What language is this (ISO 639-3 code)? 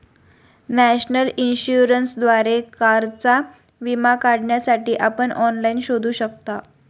mar